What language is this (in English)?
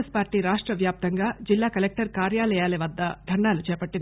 Telugu